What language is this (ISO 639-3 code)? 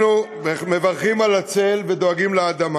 heb